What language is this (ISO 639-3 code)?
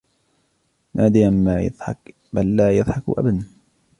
ara